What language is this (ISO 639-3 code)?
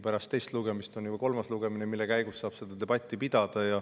est